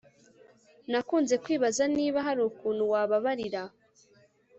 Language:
Kinyarwanda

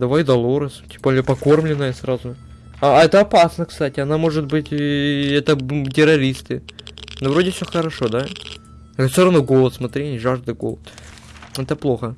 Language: Russian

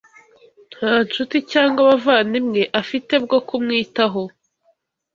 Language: Kinyarwanda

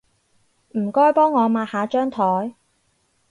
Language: Cantonese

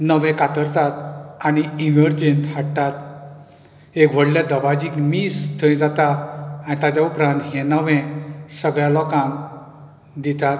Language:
Konkani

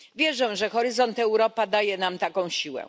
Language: Polish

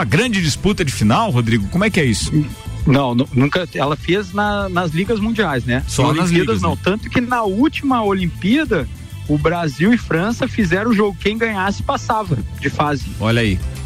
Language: Portuguese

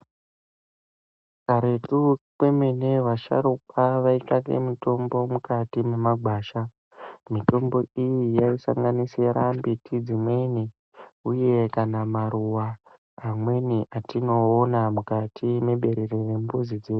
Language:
Ndau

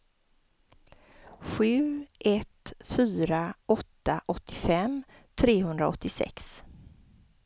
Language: Swedish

